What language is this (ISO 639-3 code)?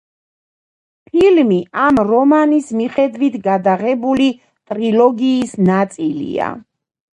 kat